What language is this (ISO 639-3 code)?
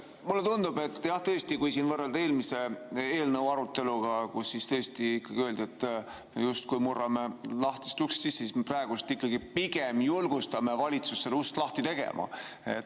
est